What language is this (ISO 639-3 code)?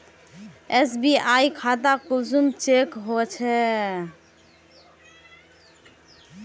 mag